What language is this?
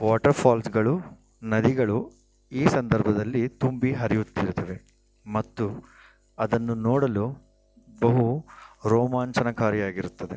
Kannada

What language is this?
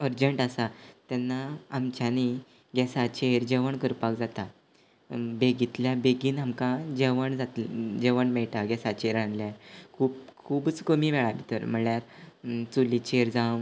Konkani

